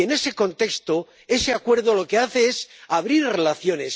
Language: Spanish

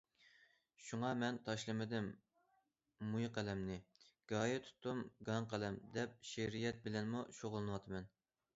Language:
Uyghur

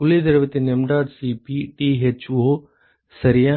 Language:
Tamil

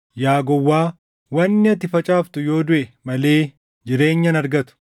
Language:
Oromo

